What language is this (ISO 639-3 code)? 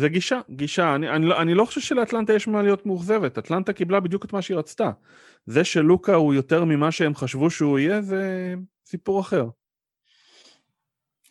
heb